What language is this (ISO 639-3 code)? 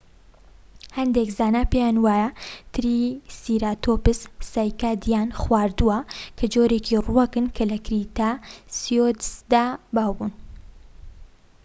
ckb